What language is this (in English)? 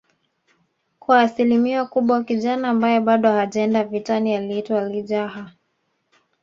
Swahili